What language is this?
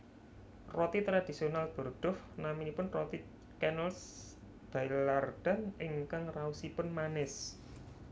Javanese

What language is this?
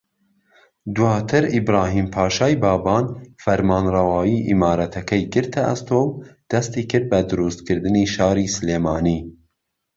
Central Kurdish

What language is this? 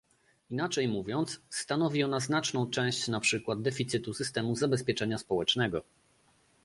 Polish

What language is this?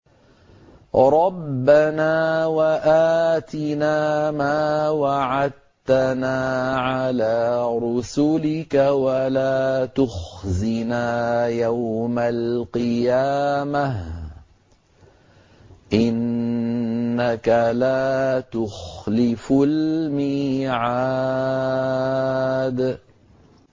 Arabic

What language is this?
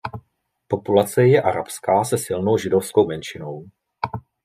Czech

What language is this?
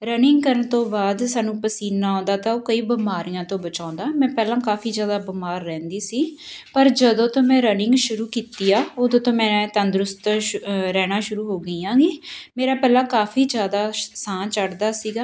Punjabi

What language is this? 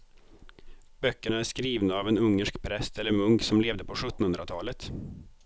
Swedish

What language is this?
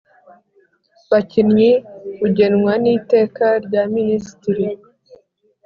Kinyarwanda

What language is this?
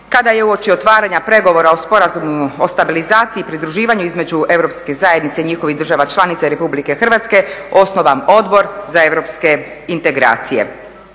Croatian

